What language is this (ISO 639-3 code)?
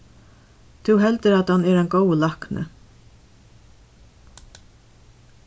fao